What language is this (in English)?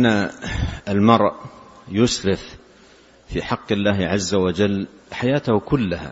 Arabic